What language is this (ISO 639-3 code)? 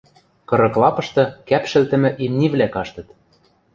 mrj